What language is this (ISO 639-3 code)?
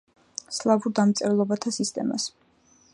kat